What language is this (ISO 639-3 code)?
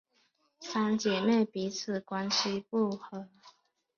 zho